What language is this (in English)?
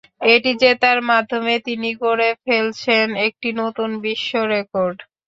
Bangla